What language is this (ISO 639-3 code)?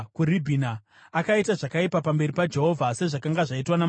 sna